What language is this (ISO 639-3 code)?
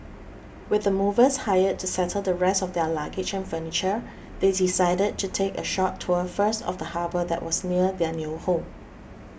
eng